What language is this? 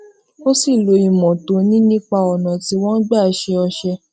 Yoruba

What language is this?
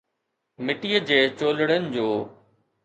Sindhi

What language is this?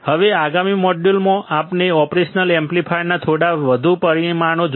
Gujarati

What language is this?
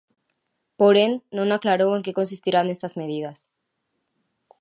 Galician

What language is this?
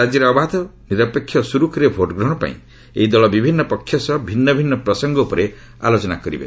Odia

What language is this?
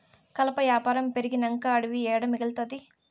Telugu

